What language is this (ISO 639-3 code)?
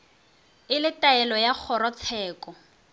nso